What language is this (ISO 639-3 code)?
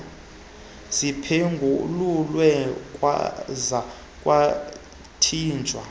xho